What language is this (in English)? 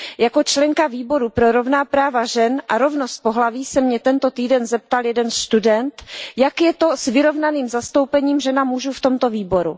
Czech